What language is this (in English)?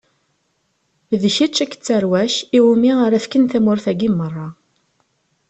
Kabyle